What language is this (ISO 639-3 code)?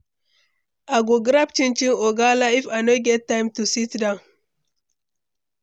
pcm